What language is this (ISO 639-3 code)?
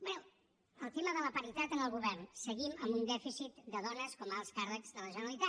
cat